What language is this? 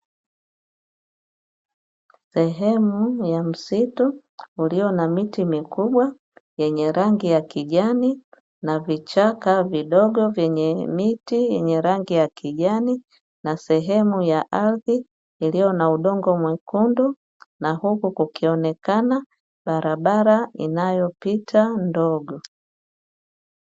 Swahili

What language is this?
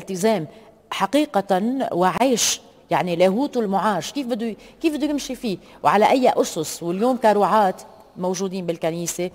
Arabic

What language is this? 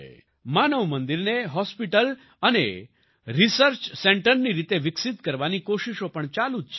Gujarati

